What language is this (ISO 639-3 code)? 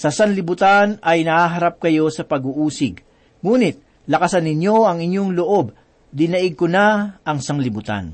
fil